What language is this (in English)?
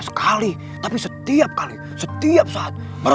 Indonesian